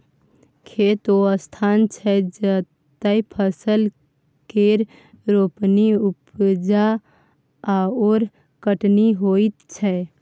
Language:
Maithili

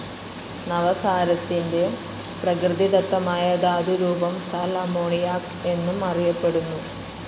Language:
Malayalam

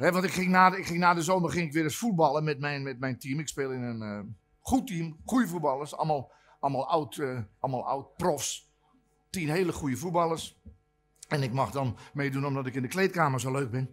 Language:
Dutch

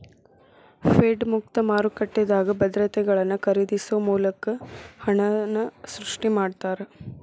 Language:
Kannada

